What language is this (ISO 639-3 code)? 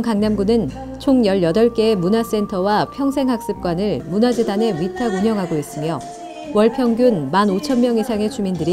kor